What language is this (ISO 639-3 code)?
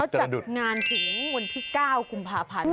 tha